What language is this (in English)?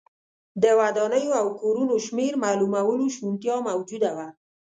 Pashto